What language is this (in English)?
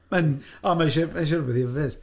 Welsh